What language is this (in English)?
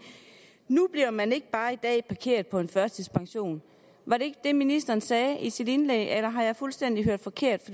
Danish